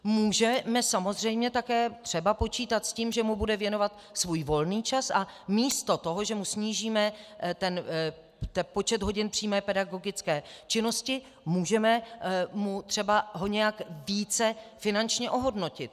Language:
Czech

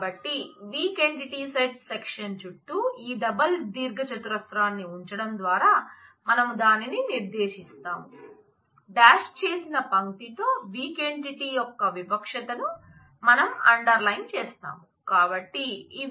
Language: Telugu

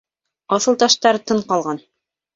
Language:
Bashkir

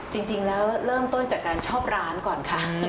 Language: Thai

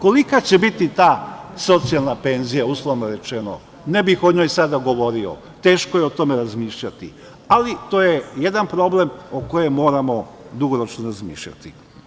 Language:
Serbian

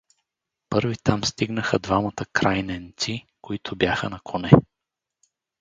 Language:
Bulgarian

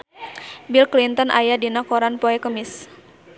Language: Sundanese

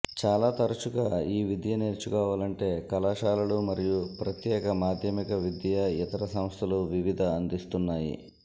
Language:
Telugu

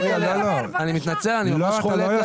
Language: Hebrew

